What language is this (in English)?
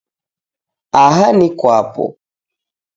Taita